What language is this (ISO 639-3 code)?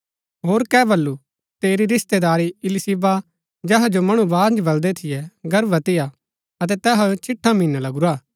gbk